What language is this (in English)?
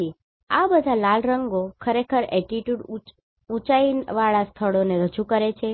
Gujarati